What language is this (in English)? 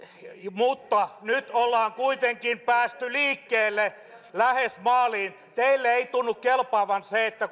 Finnish